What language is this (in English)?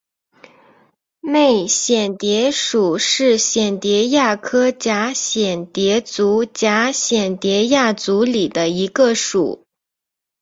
Chinese